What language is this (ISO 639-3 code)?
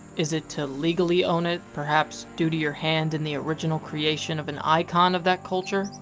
eng